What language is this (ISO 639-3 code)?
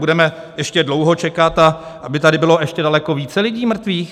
ces